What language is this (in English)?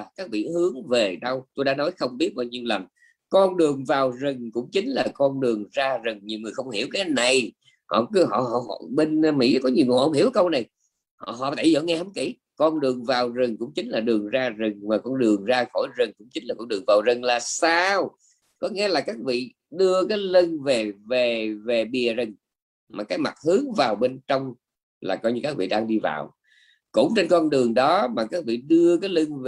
Vietnamese